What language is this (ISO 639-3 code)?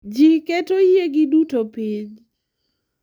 luo